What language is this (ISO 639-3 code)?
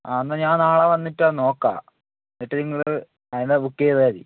mal